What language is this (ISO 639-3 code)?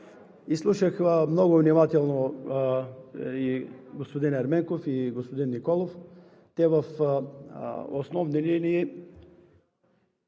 bul